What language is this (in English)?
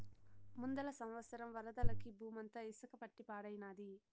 Telugu